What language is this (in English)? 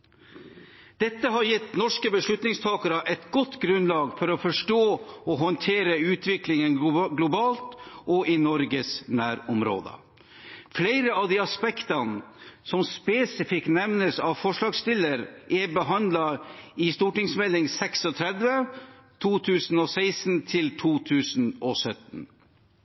Norwegian Bokmål